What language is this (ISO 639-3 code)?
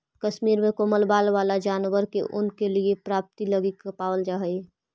mag